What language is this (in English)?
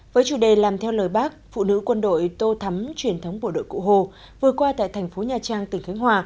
Vietnamese